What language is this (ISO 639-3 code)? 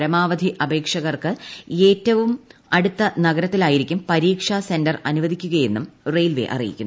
mal